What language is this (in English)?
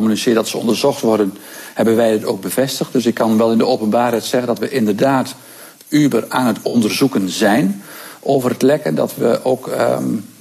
Dutch